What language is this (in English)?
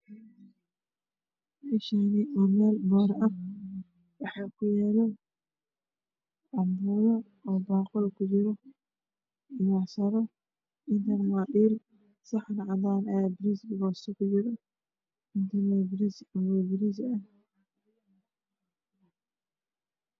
Somali